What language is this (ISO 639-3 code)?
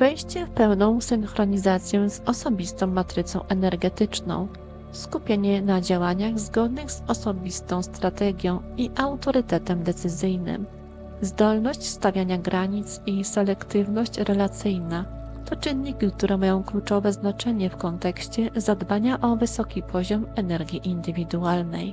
pol